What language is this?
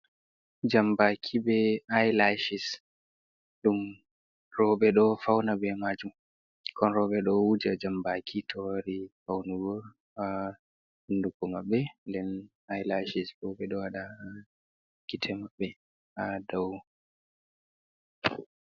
Fula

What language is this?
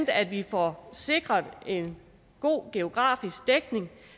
Danish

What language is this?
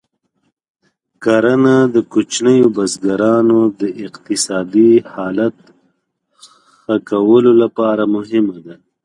Pashto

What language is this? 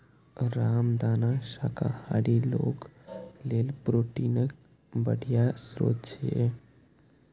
Maithili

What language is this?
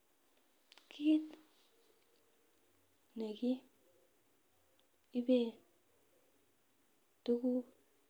Kalenjin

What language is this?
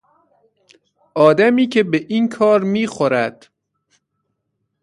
Persian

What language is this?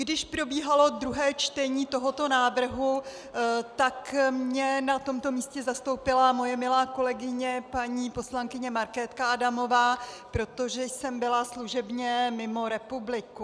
Czech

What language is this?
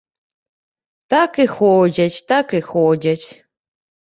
Belarusian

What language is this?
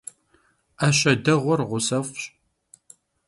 Kabardian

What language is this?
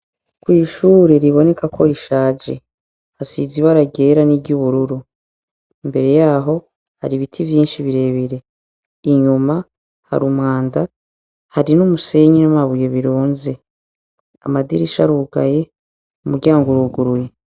Rundi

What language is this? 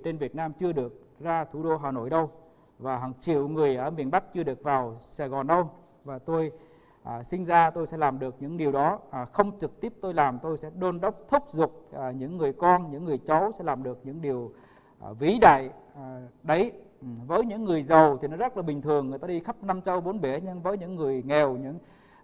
Vietnamese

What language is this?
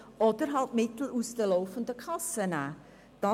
Swiss German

